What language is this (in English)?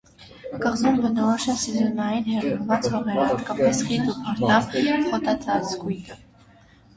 Armenian